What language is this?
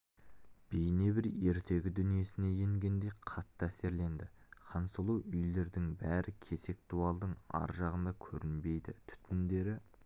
Kazakh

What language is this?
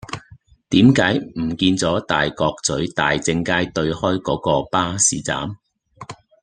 Cantonese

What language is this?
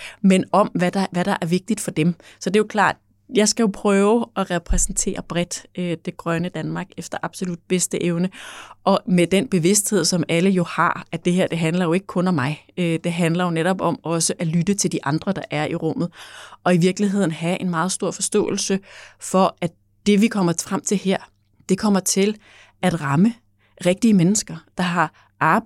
Danish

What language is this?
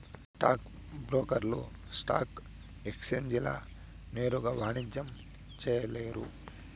Telugu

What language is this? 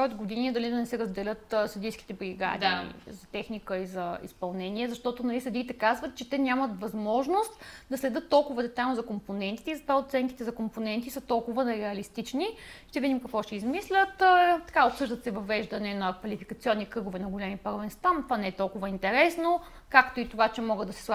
Bulgarian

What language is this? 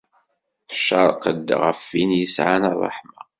Kabyle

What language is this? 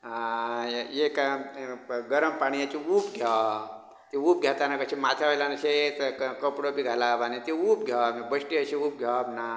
Konkani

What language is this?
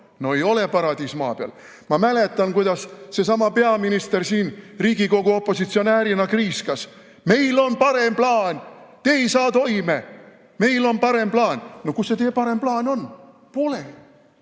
Estonian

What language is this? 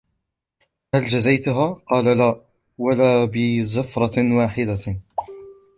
Arabic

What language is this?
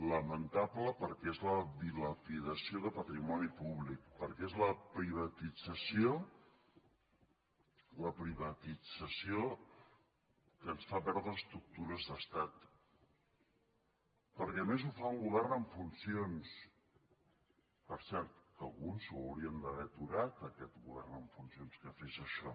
Catalan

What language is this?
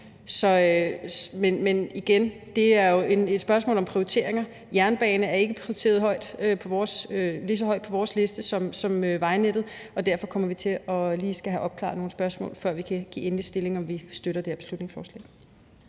Danish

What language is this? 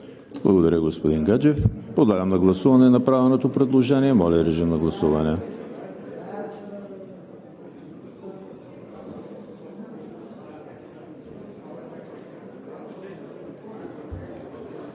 Bulgarian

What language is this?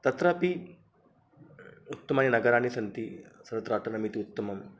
Sanskrit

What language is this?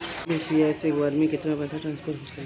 Bhojpuri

